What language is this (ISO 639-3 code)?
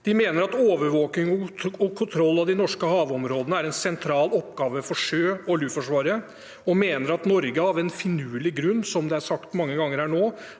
nor